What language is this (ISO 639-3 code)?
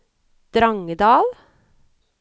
nor